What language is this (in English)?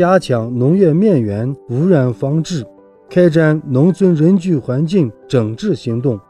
Chinese